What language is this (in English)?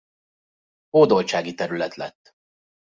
Hungarian